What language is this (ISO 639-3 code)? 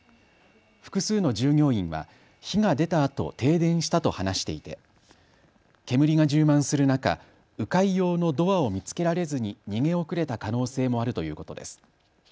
jpn